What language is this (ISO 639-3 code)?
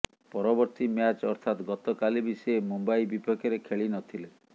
ori